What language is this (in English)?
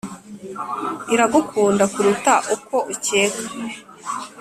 Kinyarwanda